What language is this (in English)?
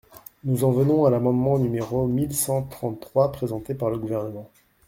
French